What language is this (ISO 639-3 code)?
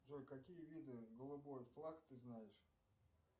rus